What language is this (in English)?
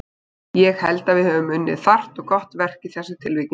Icelandic